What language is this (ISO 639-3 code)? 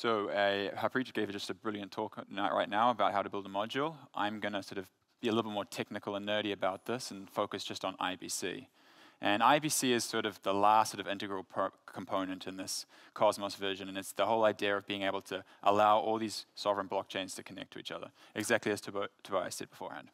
eng